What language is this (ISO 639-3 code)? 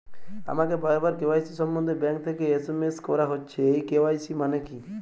ben